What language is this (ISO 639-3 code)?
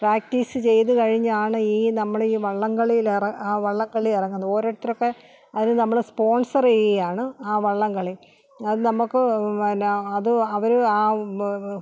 mal